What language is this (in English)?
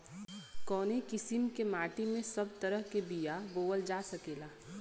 Bhojpuri